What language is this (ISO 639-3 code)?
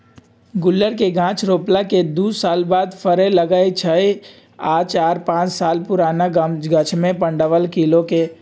mag